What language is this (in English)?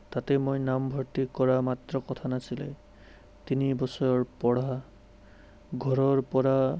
Assamese